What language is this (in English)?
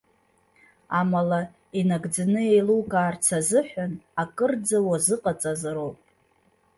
Abkhazian